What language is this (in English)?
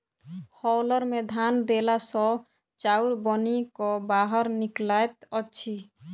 Maithili